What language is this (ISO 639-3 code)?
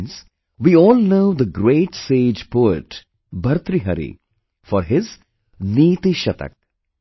eng